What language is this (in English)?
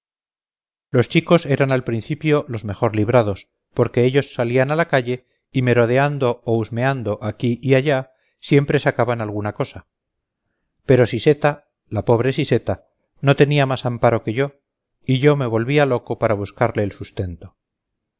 Spanish